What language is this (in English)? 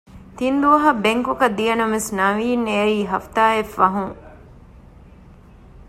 Divehi